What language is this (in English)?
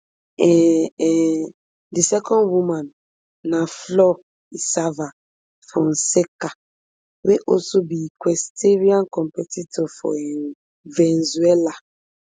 Nigerian Pidgin